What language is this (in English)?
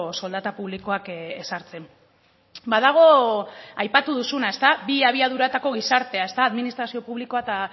Basque